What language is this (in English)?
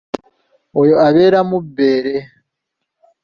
Ganda